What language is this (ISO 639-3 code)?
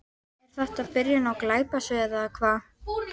isl